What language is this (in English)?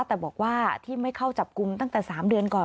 Thai